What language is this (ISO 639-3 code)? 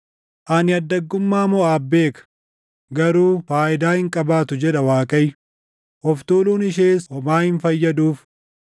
orm